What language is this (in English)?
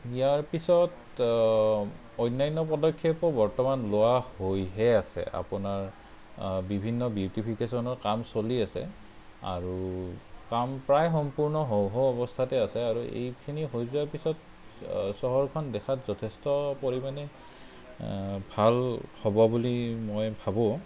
Assamese